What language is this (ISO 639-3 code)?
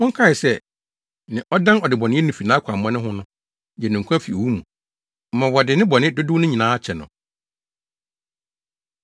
aka